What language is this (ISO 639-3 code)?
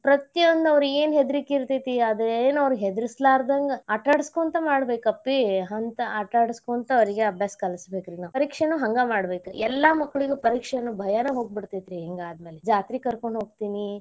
kan